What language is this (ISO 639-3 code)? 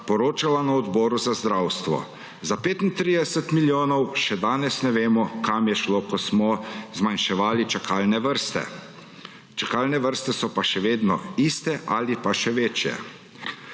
slv